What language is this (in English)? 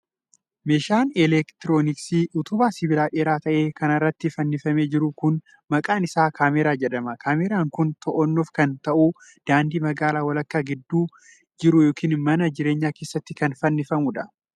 Oromo